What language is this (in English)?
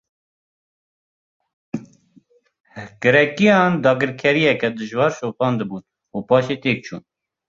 Kurdish